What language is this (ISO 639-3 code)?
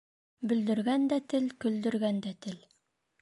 bak